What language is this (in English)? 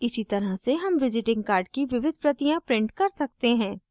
Hindi